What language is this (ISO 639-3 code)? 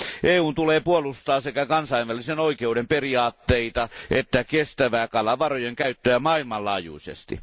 fin